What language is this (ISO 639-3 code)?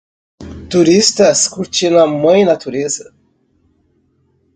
por